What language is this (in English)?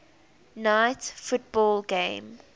English